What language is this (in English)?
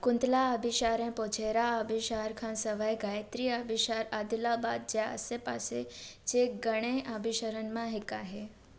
Sindhi